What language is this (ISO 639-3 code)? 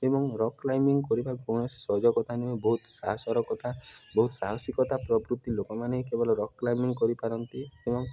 ori